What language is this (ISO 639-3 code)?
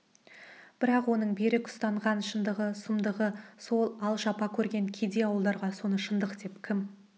kaz